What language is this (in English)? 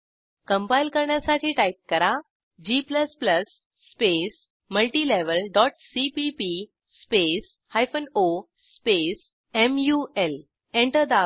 Marathi